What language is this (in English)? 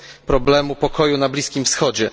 Polish